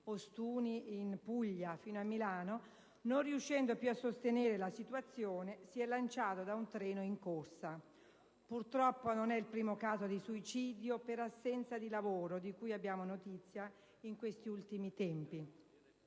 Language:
Italian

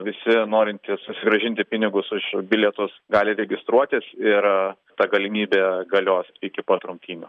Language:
Lithuanian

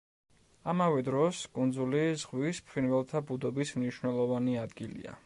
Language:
Georgian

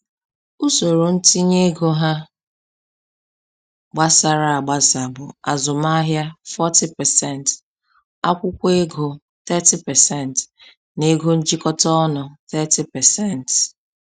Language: Igbo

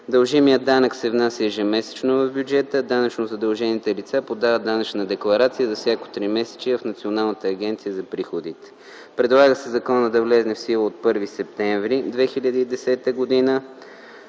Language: Bulgarian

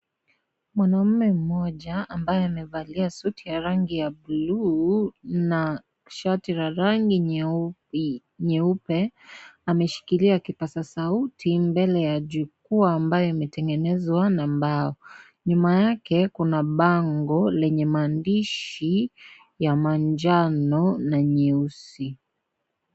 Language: Swahili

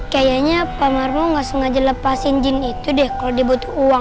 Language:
Indonesian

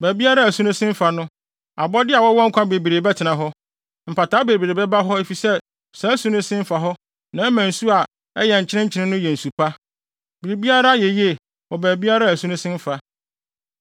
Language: Akan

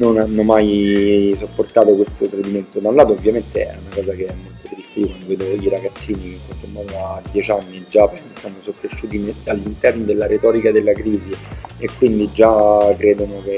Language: Italian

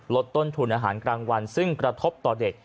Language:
Thai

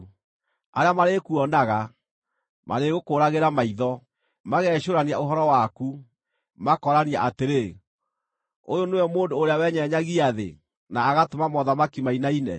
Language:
Kikuyu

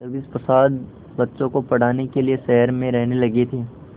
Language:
Hindi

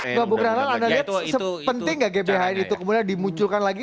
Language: Indonesian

